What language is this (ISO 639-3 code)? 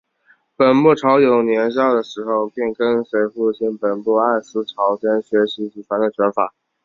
zho